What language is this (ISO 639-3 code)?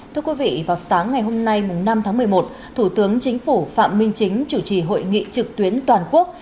vie